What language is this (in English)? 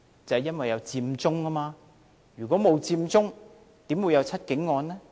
Cantonese